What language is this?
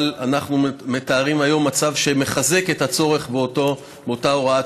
Hebrew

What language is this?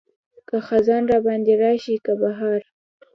Pashto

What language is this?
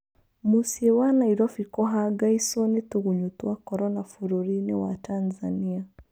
Kikuyu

